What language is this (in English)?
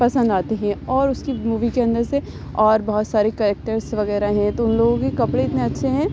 Urdu